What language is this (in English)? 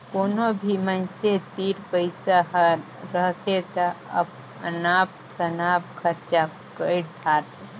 Chhattisgarhi